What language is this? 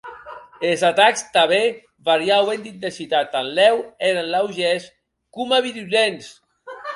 Occitan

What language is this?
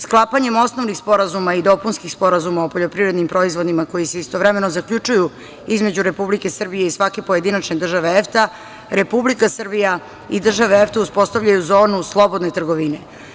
Serbian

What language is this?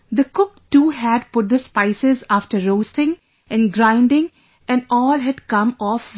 English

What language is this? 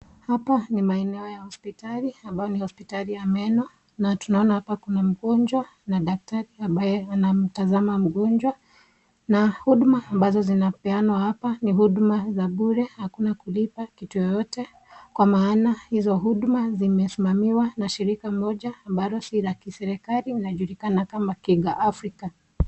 Swahili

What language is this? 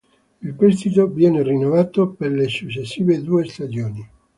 Italian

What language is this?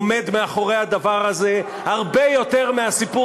Hebrew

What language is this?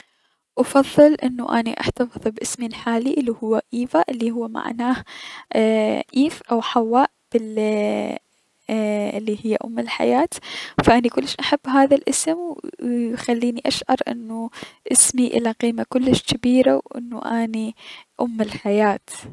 Mesopotamian Arabic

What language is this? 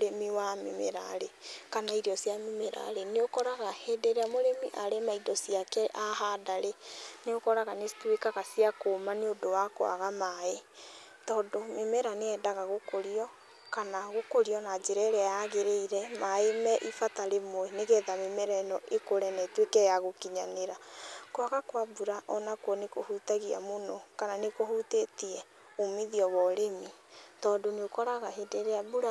Kikuyu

